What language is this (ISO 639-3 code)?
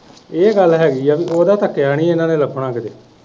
pan